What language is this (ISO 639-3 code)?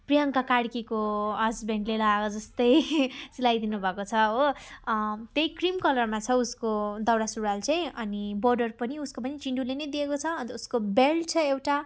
nep